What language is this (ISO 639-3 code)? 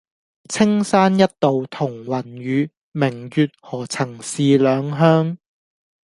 yue